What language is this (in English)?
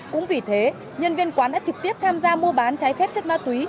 Vietnamese